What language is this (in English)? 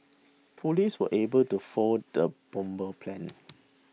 English